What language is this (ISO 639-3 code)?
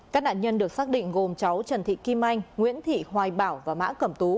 vie